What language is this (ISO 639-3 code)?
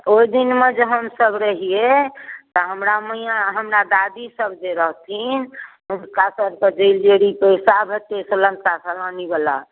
mai